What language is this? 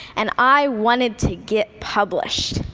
English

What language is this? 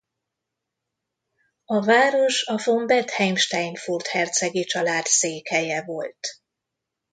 Hungarian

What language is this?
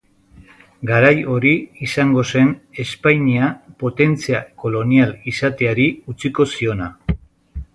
Basque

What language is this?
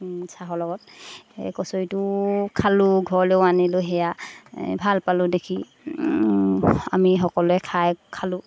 Assamese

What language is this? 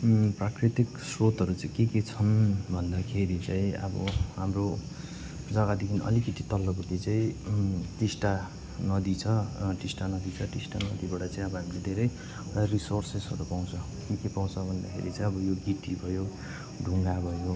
Nepali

